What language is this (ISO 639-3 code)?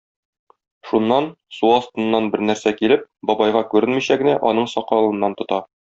tat